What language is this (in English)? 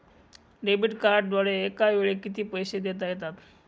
Marathi